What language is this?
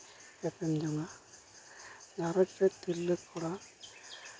Santali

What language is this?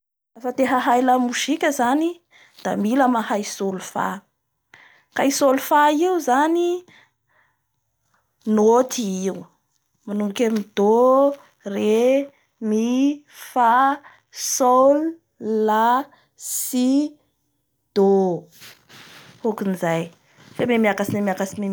Bara Malagasy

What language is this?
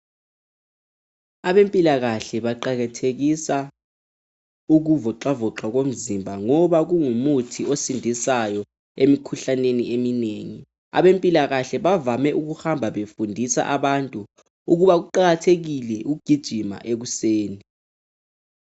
North Ndebele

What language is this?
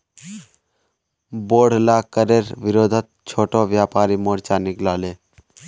Magahi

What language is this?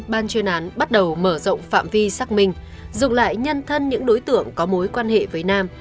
Vietnamese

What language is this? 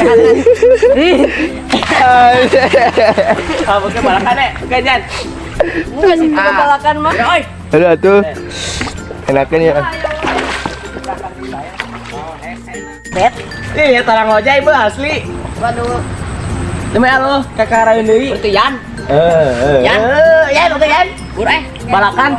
Indonesian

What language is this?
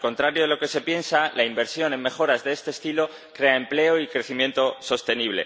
Spanish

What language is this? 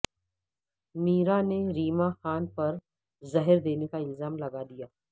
Urdu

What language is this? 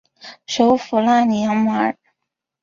Chinese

